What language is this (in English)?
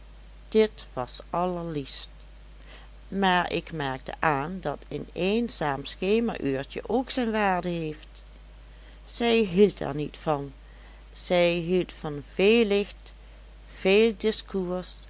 Dutch